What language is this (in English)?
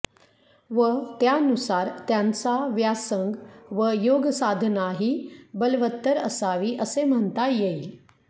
Marathi